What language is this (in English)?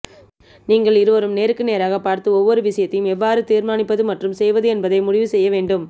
Tamil